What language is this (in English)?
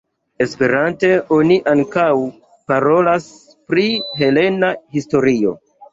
Esperanto